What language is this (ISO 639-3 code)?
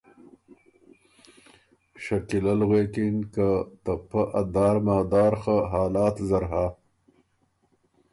oru